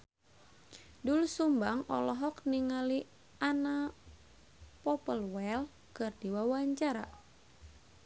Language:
Sundanese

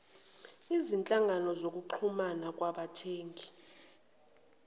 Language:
Zulu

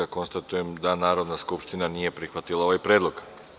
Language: Serbian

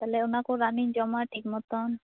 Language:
Santali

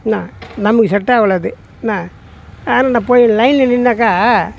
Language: Tamil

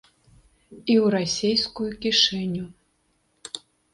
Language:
Belarusian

